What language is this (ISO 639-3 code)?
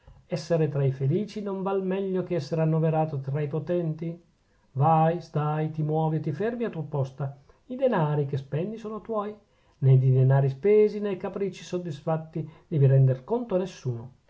ita